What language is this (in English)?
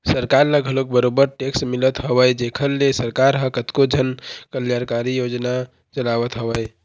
Chhattisgarhi